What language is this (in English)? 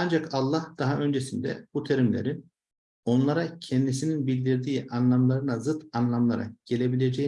Turkish